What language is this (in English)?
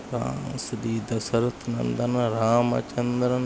Sanskrit